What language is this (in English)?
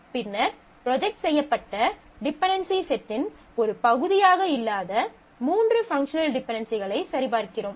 Tamil